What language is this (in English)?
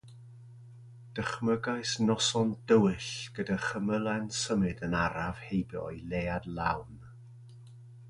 Welsh